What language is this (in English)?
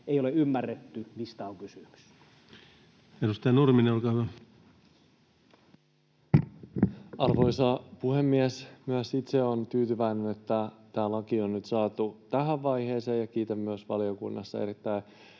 Finnish